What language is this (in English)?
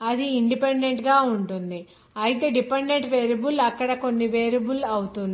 Telugu